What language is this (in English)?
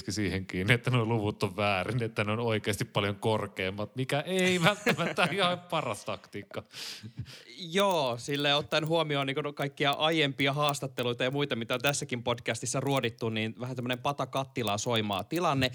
Finnish